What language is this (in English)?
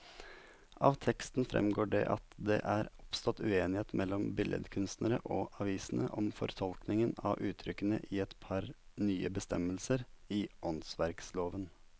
Norwegian